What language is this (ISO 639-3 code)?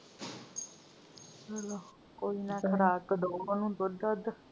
pan